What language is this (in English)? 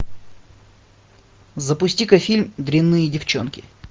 Russian